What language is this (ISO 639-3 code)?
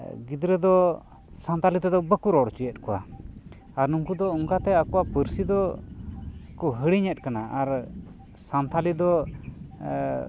sat